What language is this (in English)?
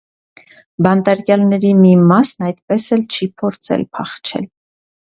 Armenian